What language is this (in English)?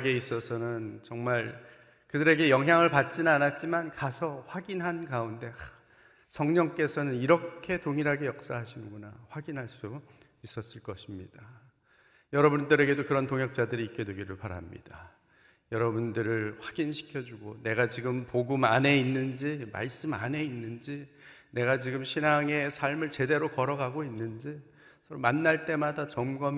Korean